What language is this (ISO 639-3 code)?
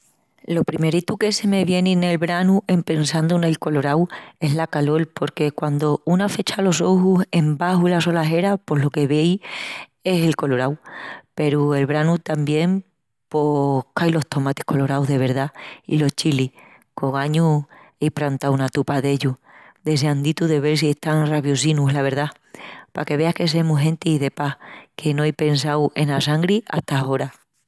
ext